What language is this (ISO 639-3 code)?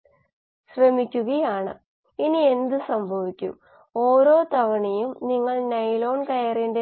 mal